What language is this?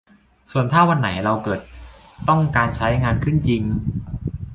Thai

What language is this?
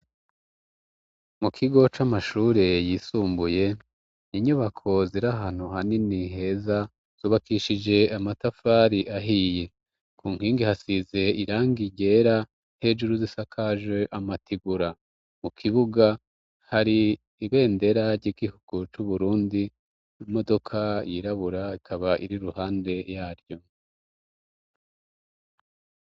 Rundi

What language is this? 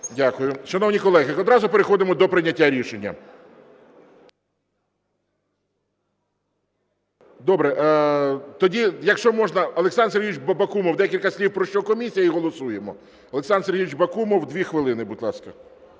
Ukrainian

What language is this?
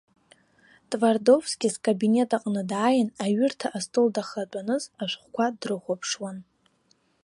Abkhazian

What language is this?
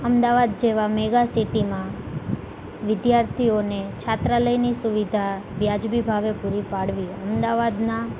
Gujarati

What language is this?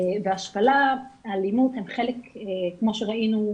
Hebrew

